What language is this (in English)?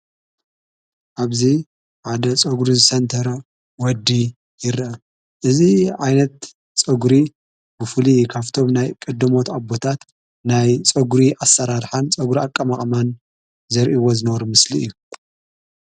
Tigrinya